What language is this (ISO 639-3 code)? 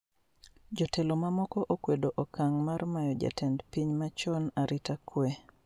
luo